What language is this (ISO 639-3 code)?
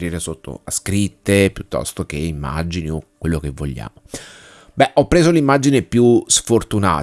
ita